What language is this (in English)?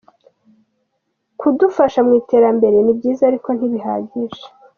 Kinyarwanda